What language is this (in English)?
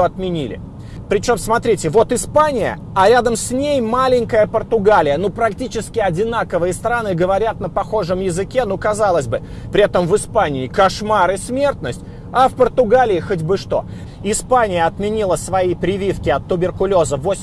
Russian